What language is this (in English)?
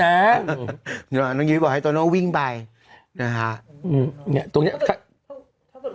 Thai